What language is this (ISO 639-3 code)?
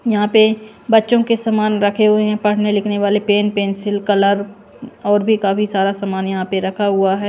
hin